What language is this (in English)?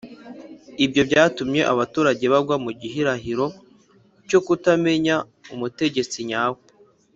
Kinyarwanda